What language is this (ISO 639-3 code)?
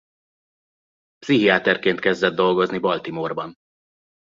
hun